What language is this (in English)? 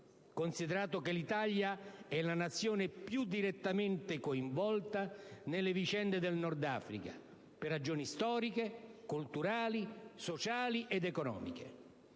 Italian